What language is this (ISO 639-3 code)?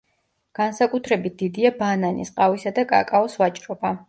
kat